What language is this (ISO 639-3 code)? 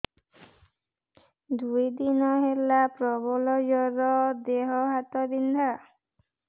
ori